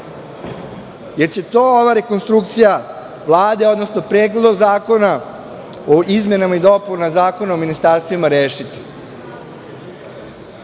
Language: Serbian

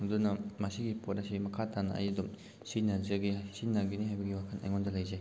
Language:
Manipuri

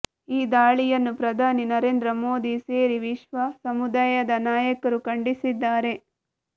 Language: Kannada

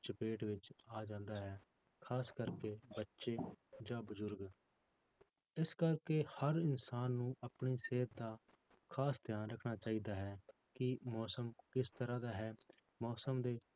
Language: Punjabi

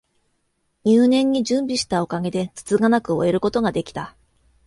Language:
Japanese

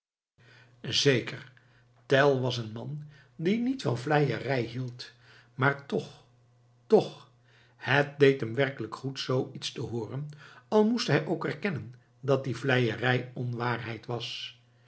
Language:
Dutch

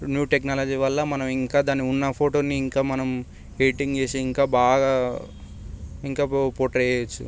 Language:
Telugu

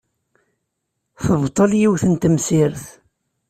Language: Kabyle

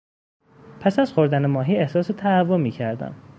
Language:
Persian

